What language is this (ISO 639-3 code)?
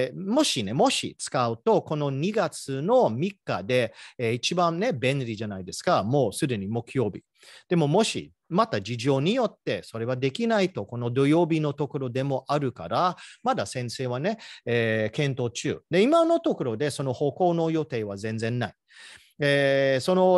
jpn